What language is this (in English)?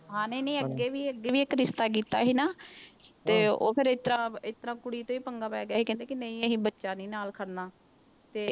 Punjabi